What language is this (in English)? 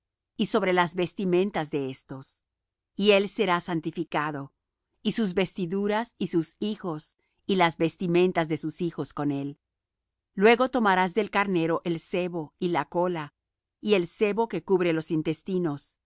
Spanish